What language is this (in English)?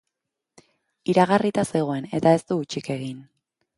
Basque